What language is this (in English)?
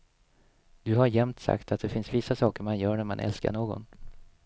Swedish